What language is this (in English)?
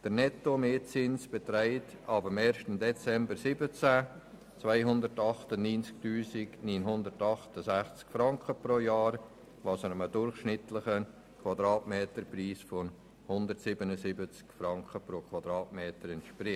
Swiss German